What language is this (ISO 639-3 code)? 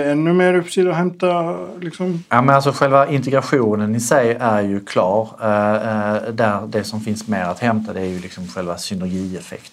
swe